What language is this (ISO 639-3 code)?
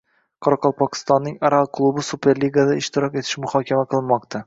uzb